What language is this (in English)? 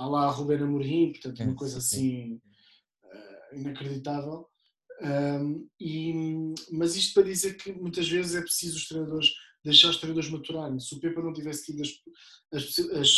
Portuguese